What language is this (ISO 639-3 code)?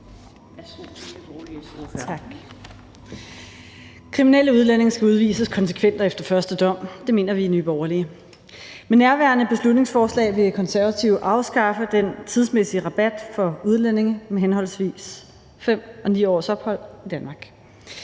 dan